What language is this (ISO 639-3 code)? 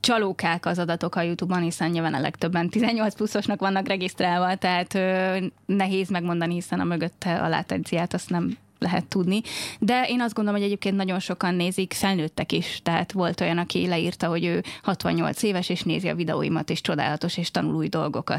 hun